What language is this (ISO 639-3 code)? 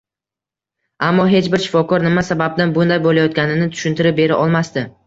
uzb